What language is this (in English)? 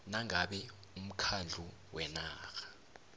South Ndebele